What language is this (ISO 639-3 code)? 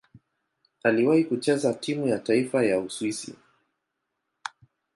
swa